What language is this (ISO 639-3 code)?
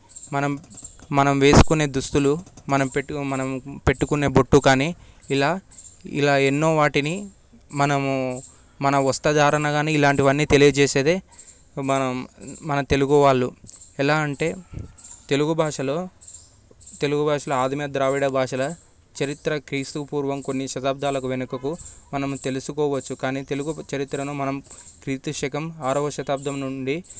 tel